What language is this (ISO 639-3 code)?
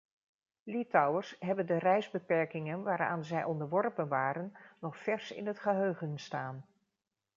nld